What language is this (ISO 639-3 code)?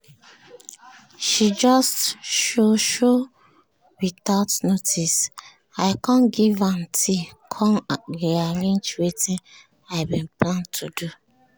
pcm